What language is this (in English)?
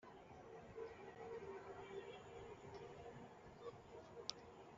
Kinyarwanda